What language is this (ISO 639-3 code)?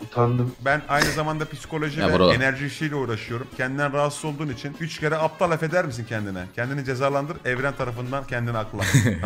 tur